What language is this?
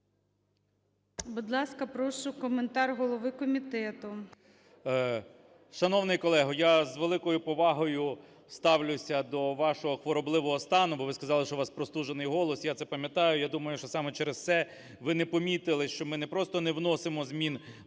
Ukrainian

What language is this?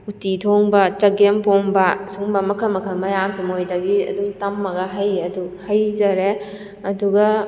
Manipuri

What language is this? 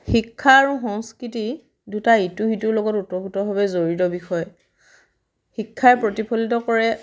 Assamese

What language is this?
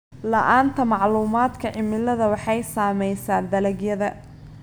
Somali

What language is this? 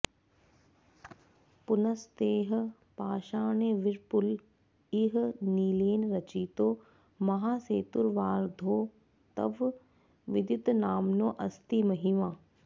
Sanskrit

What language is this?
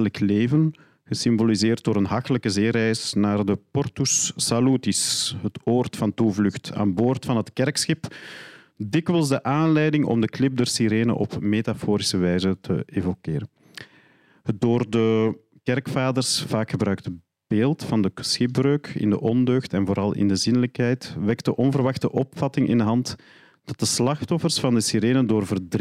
Dutch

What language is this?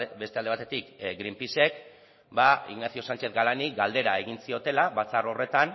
Basque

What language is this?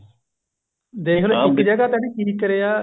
Punjabi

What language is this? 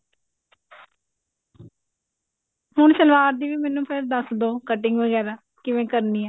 Punjabi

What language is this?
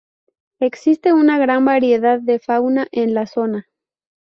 Spanish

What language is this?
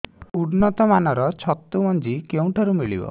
Odia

